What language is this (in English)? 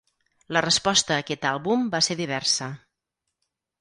Catalan